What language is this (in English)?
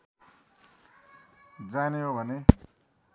Nepali